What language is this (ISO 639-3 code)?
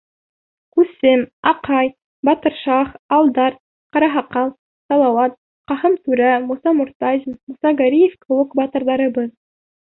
bak